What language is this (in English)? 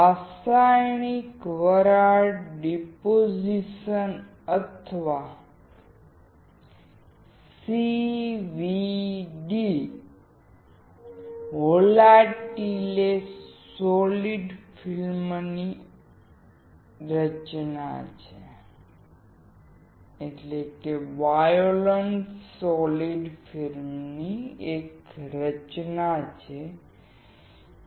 Gujarati